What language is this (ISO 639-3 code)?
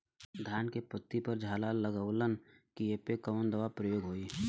bho